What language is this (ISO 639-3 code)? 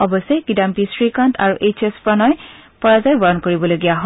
asm